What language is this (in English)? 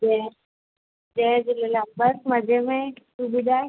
Sindhi